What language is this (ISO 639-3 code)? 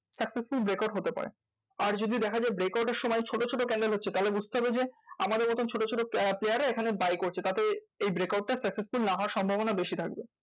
ben